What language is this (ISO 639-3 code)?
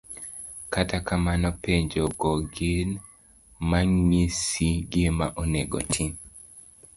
luo